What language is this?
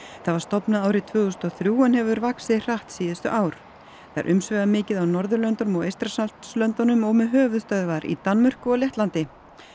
Icelandic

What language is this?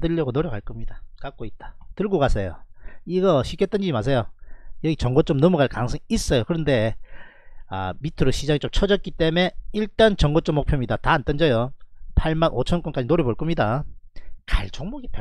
Korean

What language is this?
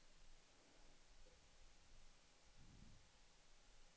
Swedish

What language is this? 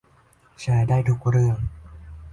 Thai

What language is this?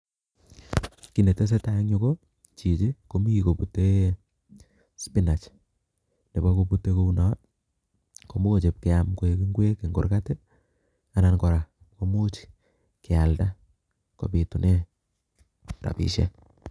Kalenjin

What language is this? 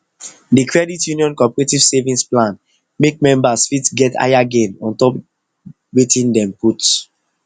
Nigerian Pidgin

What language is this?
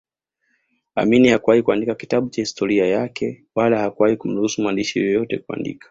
Swahili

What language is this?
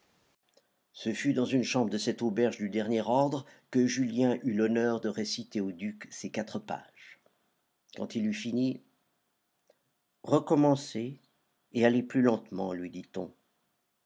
French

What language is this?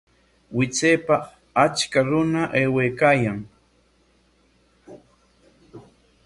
Corongo Ancash Quechua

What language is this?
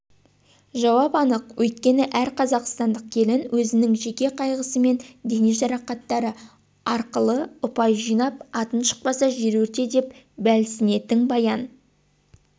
Kazakh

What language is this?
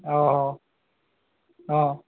Assamese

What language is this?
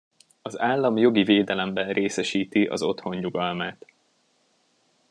Hungarian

